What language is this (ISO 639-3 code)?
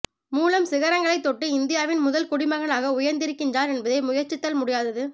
tam